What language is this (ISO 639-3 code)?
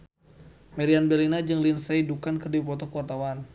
sun